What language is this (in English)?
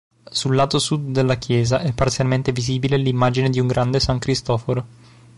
Italian